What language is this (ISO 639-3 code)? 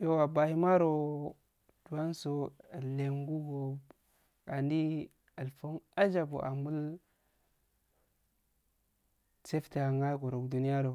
aal